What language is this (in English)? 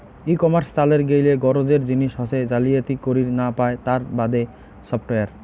Bangla